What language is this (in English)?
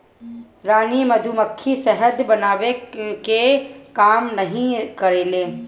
Bhojpuri